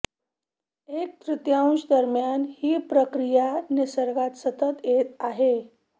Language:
Marathi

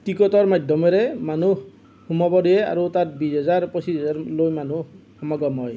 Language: Assamese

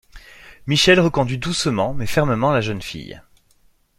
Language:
French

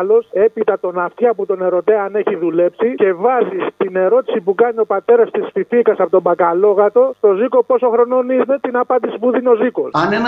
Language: Greek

